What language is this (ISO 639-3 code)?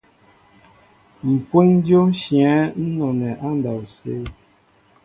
mbo